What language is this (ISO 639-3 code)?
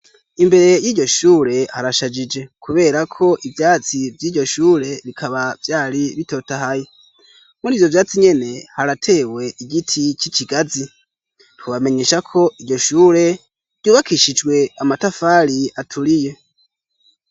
run